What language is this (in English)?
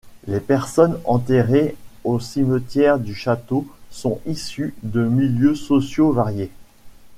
French